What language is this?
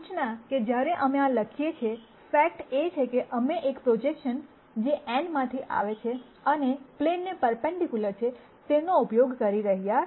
Gujarati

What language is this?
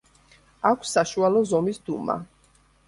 Georgian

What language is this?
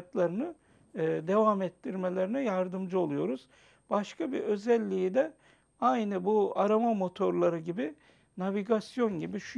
Turkish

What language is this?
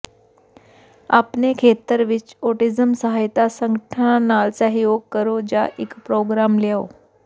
Punjabi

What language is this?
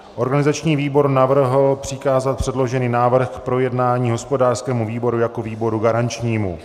Czech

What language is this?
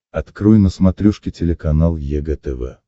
Russian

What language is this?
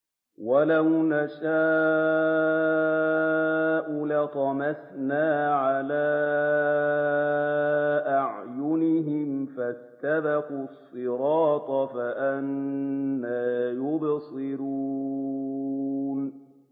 Arabic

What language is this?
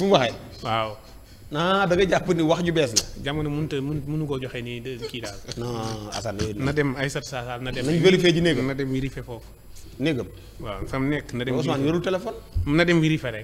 Indonesian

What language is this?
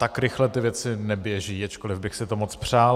Czech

